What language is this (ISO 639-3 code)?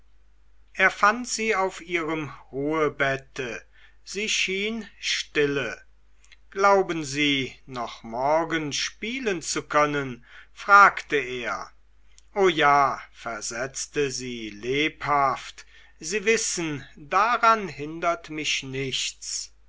deu